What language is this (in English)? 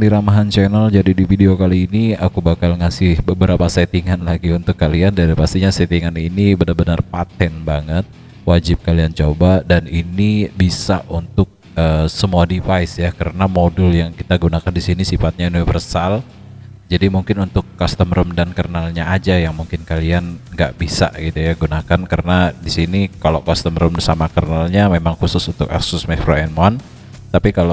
Indonesian